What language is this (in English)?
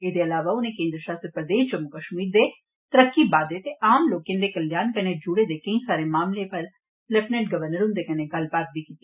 Dogri